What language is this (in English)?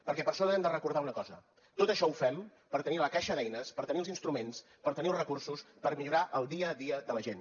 Catalan